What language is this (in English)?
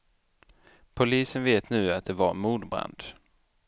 Swedish